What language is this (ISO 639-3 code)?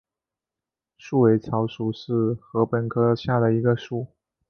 zho